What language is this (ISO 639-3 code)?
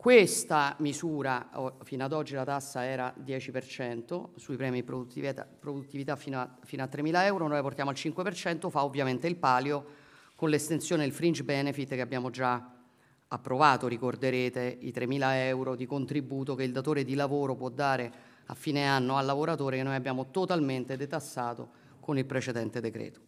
ita